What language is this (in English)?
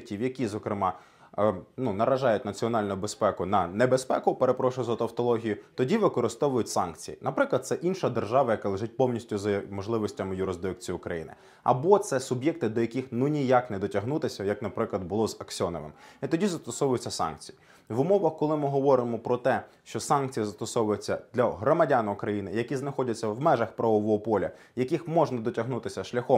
Ukrainian